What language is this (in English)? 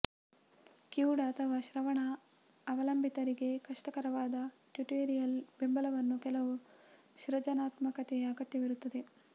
Kannada